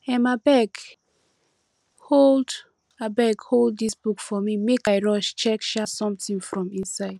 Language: Nigerian Pidgin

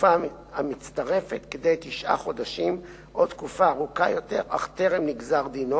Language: Hebrew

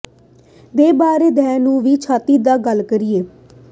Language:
Punjabi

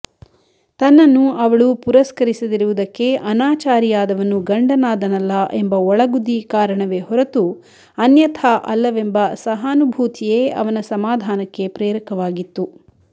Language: Kannada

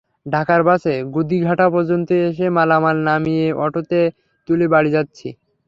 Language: Bangla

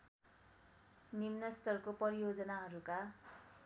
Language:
Nepali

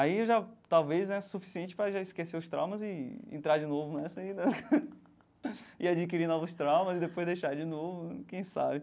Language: Portuguese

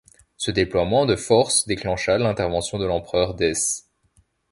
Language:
French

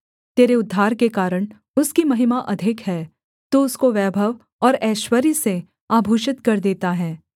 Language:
Hindi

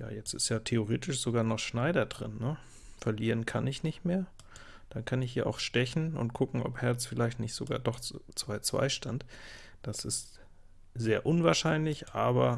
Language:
German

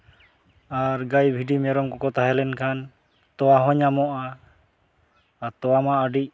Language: Santali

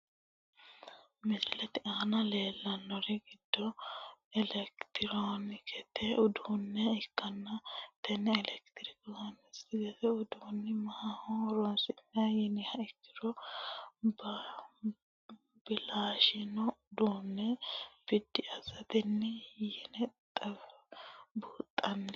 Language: Sidamo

